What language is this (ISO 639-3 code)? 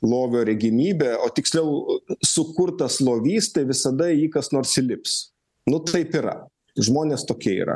lit